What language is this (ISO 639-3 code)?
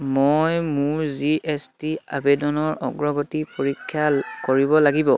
asm